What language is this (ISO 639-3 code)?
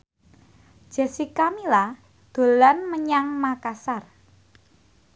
jav